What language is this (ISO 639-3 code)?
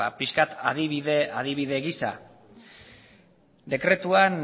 eus